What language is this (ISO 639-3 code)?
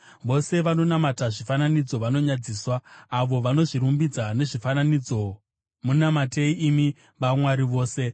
sna